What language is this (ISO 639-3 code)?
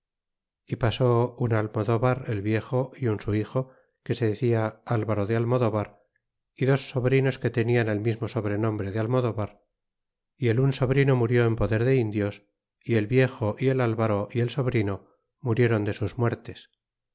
spa